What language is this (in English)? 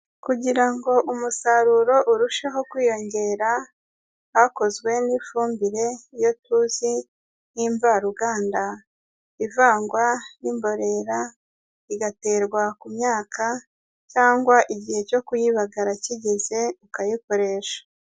Kinyarwanda